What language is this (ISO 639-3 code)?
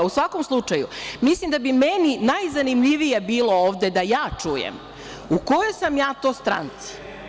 srp